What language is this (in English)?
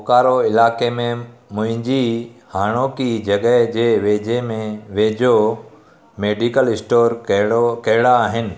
Sindhi